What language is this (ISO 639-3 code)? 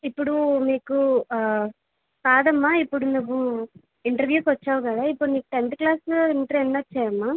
tel